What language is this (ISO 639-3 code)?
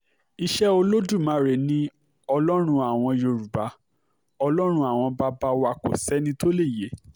yor